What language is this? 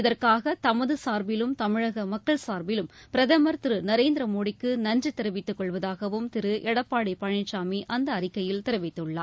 Tamil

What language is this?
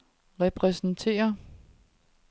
Danish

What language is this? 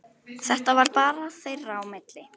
Icelandic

